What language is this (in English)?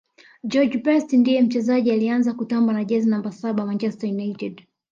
Swahili